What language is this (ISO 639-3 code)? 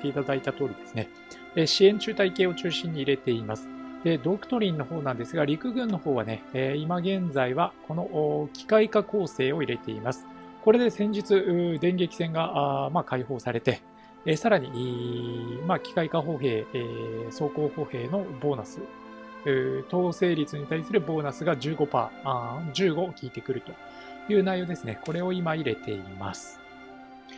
jpn